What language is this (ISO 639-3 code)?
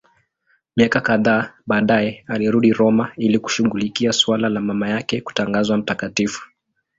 swa